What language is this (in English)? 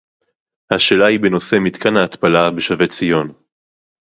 Hebrew